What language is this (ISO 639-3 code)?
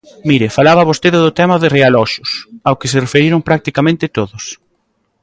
glg